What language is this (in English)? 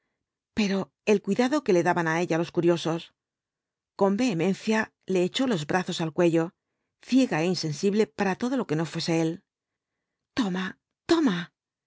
Spanish